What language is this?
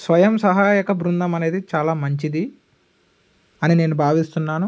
Telugu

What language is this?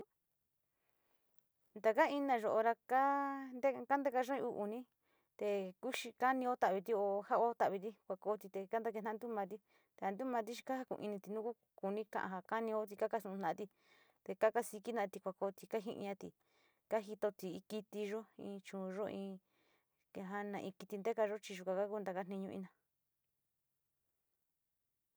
Sinicahua Mixtec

